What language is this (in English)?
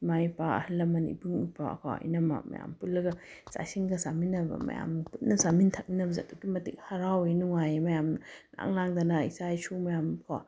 Manipuri